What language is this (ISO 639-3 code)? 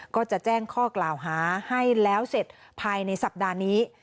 tha